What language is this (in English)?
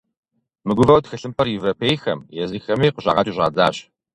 Kabardian